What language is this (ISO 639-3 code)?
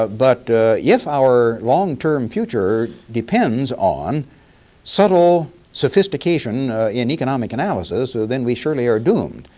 eng